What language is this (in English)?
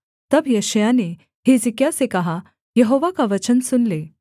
Hindi